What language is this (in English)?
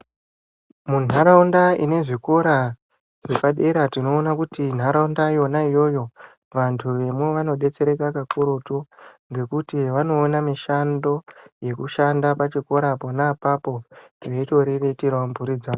Ndau